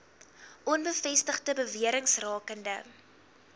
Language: Afrikaans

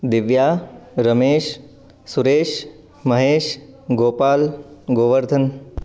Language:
Sanskrit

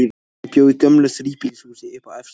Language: Icelandic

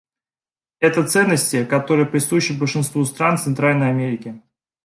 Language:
Russian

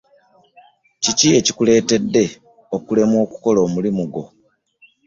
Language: Ganda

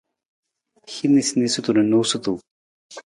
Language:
Nawdm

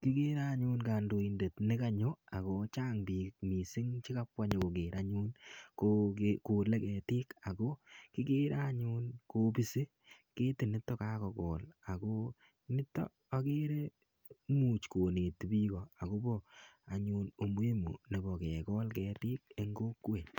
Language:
Kalenjin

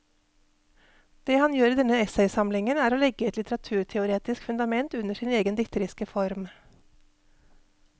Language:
Norwegian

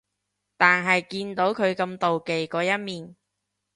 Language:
Cantonese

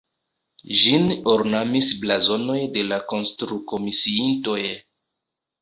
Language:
Esperanto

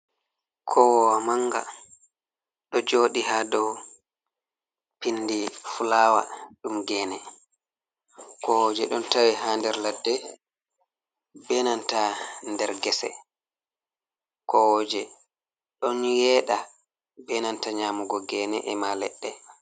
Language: Fula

